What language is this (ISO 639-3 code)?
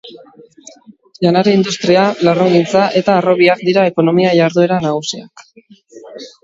eus